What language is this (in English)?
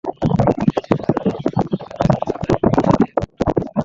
Bangla